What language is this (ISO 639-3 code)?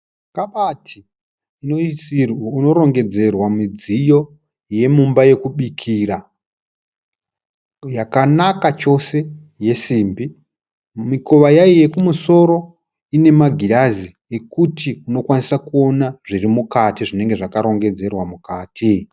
sna